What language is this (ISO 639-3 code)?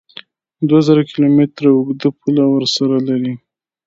pus